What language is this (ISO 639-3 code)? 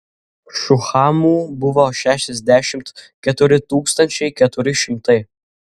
lit